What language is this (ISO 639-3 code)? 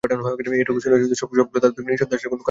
ben